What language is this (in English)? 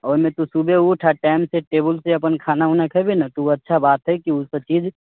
Maithili